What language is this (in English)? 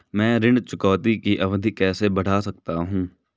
Hindi